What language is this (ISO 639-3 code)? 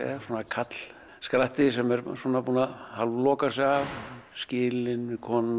isl